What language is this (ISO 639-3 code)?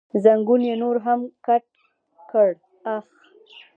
pus